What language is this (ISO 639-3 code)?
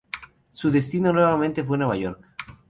spa